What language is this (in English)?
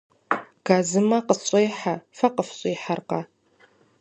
Kabardian